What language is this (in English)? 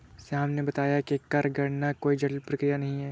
Hindi